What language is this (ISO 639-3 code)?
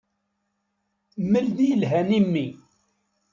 kab